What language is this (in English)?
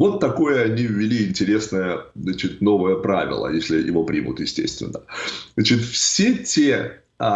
Russian